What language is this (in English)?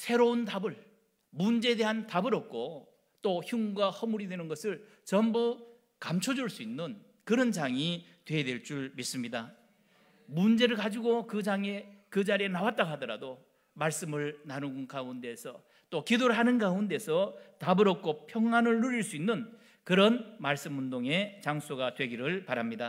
Korean